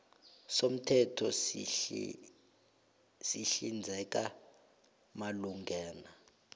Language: South Ndebele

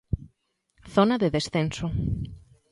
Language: Galician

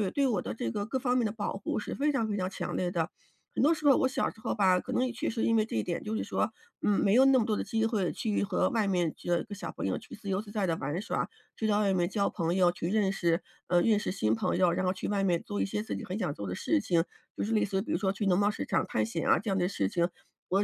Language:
Chinese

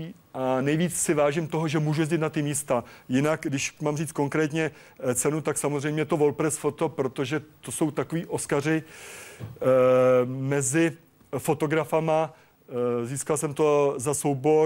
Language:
Czech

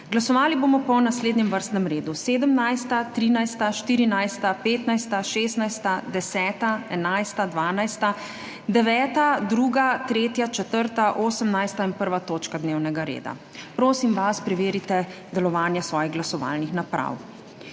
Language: Slovenian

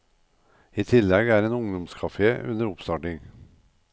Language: Norwegian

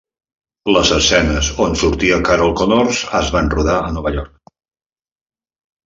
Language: Catalan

